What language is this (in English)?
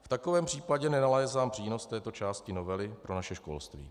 Czech